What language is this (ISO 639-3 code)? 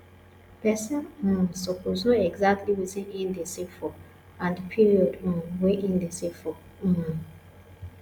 pcm